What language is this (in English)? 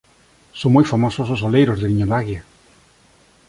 Galician